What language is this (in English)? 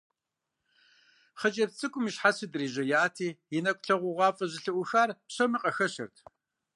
Kabardian